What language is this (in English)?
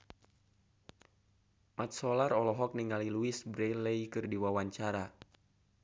Sundanese